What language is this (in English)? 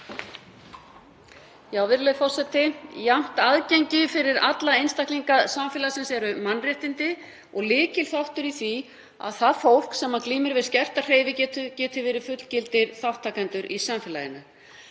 Icelandic